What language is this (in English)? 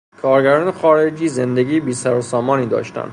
Persian